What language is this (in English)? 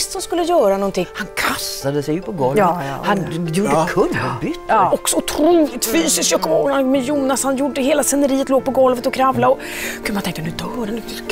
Swedish